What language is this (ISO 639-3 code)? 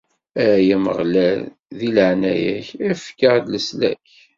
kab